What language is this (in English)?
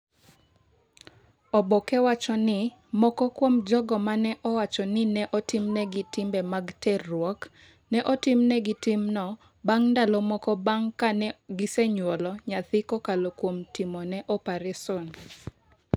Luo (Kenya and Tanzania)